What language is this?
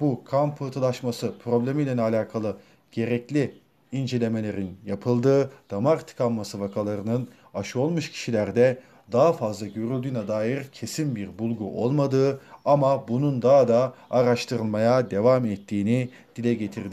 Turkish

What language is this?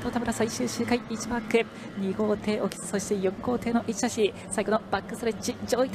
Japanese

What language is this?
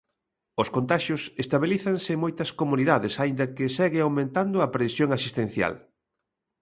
Galician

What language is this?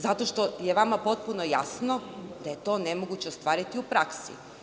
Serbian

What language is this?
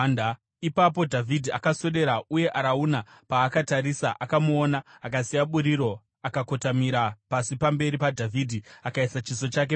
Shona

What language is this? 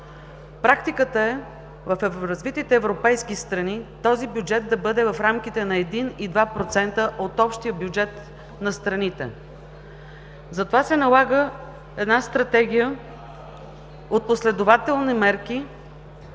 Bulgarian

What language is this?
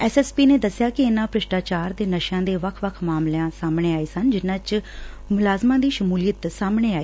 Punjabi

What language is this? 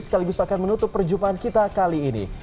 Indonesian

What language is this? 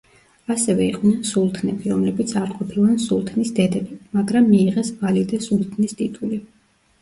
Georgian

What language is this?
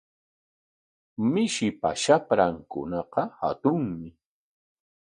Corongo Ancash Quechua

